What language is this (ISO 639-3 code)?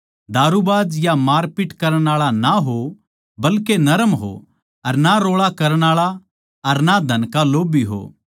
bgc